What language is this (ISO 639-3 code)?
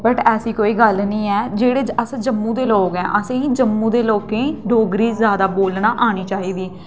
doi